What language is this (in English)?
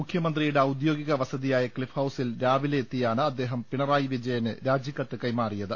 Malayalam